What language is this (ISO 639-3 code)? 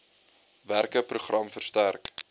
afr